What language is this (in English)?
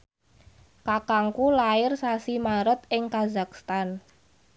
Javanese